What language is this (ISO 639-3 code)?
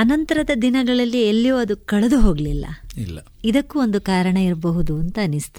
kan